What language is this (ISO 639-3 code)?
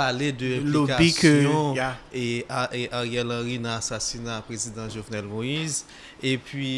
fra